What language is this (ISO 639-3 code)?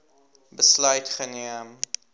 afr